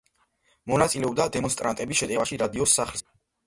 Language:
Georgian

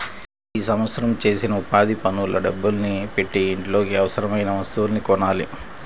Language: Telugu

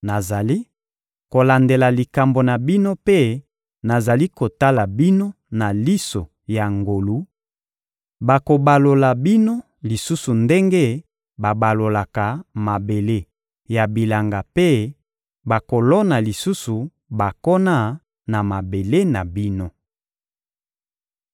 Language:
Lingala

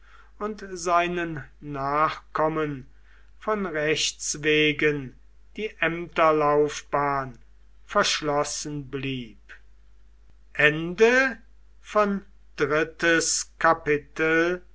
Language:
German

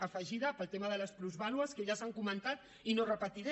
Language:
Catalan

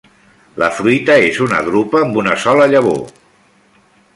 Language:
Catalan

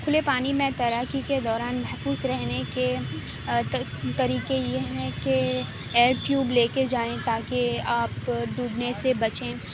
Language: Urdu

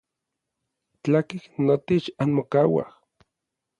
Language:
Orizaba Nahuatl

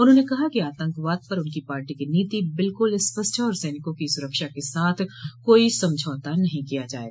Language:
Hindi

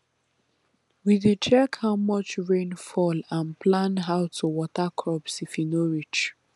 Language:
Nigerian Pidgin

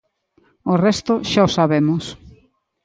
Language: Galician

